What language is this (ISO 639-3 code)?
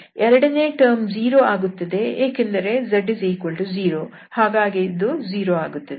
kan